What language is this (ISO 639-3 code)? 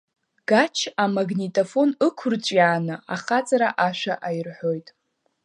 abk